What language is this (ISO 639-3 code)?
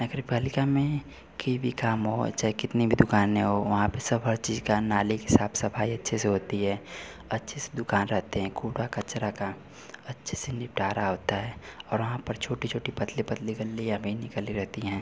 hin